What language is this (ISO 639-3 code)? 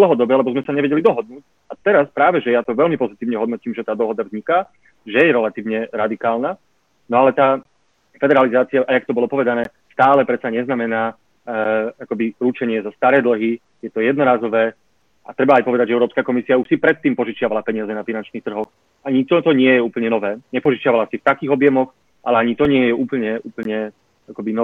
slk